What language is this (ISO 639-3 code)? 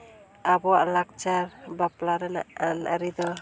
sat